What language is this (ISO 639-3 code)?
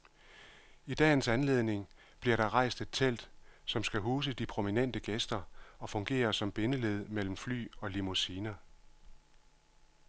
dan